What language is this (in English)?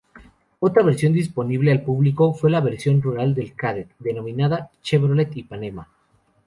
Spanish